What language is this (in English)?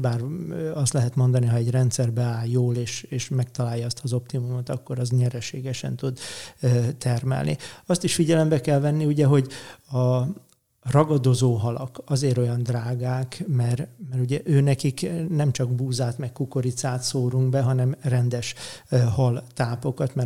Hungarian